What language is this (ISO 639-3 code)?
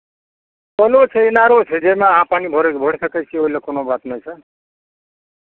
mai